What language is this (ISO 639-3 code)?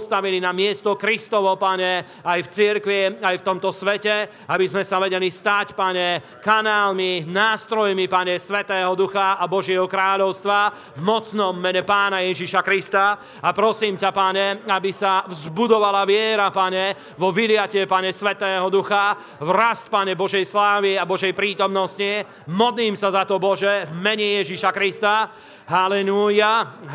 slk